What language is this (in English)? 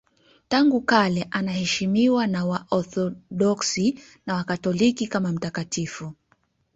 Swahili